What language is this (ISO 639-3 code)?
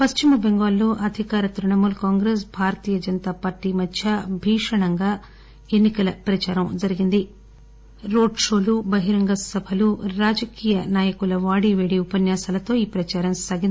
tel